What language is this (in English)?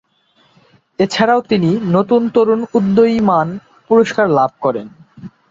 Bangla